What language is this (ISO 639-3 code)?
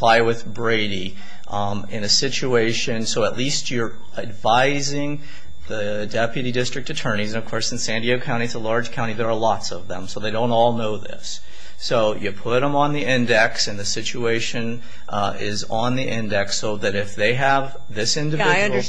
eng